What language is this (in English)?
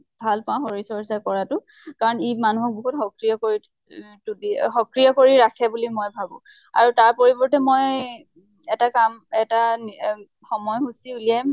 Assamese